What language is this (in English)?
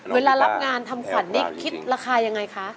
Thai